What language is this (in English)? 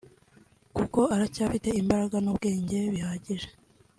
Kinyarwanda